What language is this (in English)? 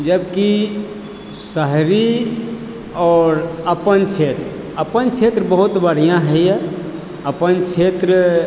Maithili